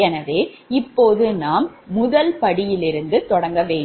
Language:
Tamil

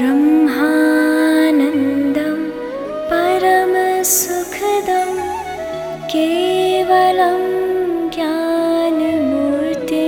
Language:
Hindi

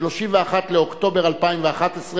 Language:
Hebrew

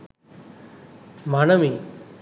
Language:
Sinhala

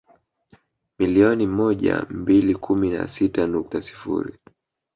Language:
Swahili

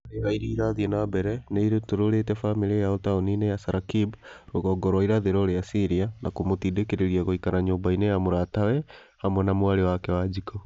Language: Kikuyu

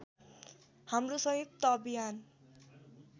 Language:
Nepali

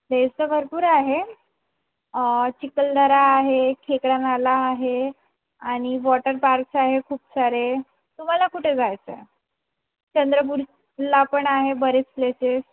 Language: Marathi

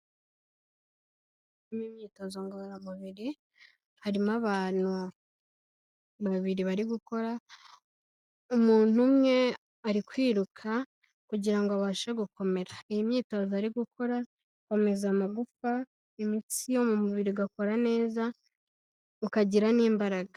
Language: Kinyarwanda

